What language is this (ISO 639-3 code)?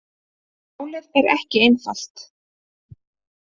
isl